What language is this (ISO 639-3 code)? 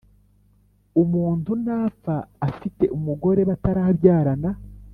kin